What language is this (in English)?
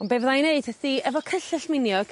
Welsh